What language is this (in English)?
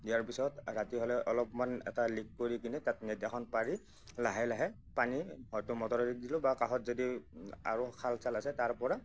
Assamese